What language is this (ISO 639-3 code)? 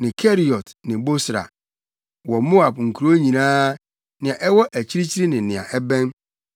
aka